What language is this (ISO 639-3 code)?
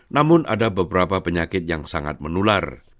ind